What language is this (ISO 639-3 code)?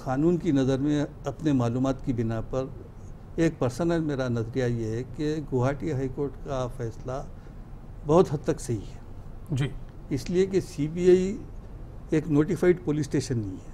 hin